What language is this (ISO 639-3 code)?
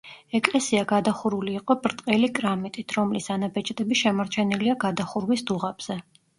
kat